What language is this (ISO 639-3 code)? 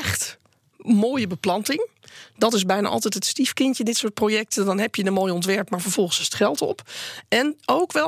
nld